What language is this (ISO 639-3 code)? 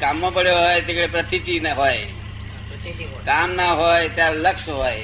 guj